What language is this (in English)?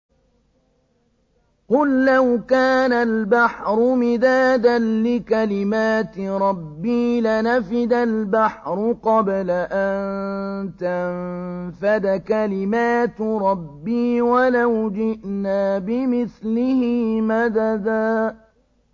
Arabic